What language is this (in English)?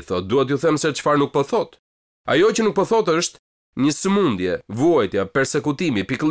Romanian